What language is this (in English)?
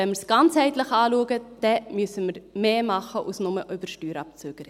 Swiss German